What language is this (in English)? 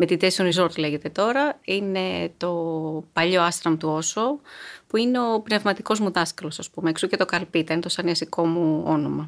Greek